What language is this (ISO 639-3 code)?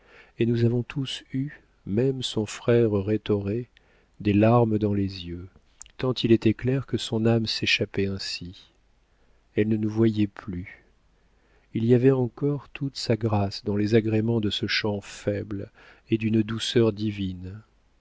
fra